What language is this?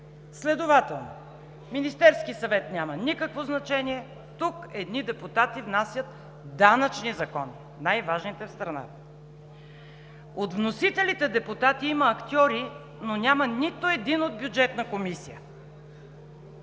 Bulgarian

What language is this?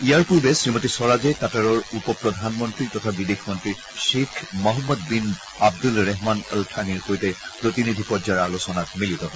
Assamese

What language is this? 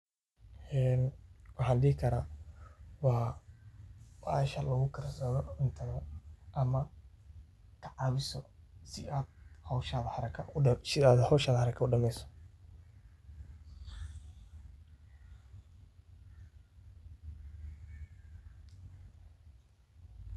Somali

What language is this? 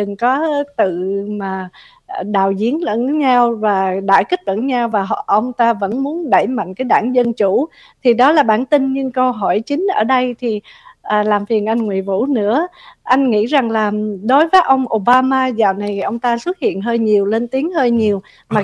Vietnamese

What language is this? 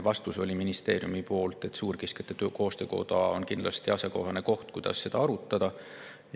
Estonian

